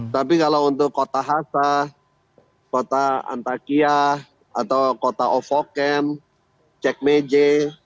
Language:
Indonesian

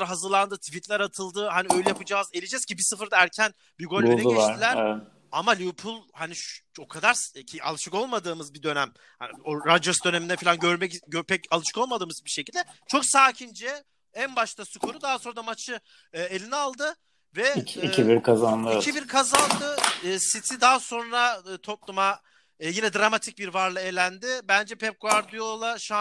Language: Turkish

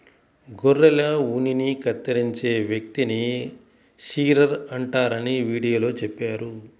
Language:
Telugu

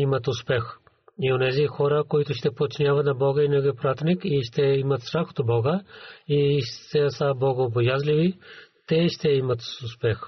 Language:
Bulgarian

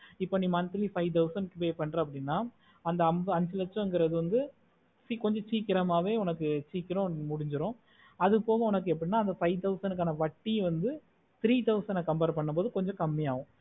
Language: Tamil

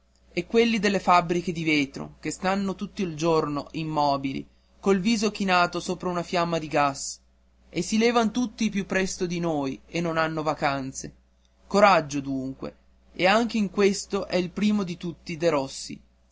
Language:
Italian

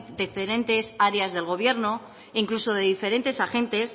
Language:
Spanish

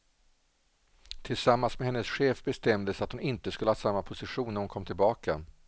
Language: Swedish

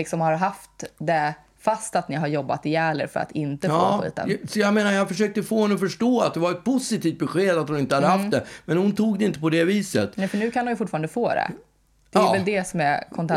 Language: Swedish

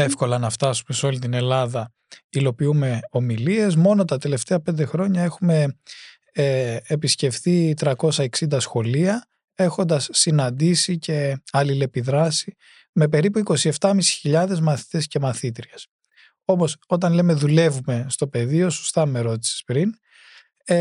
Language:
Greek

